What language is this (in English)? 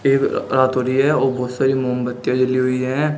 Hindi